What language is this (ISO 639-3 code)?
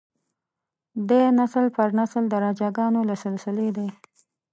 pus